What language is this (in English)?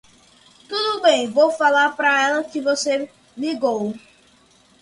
Portuguese